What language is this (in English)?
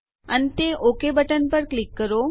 Gujarati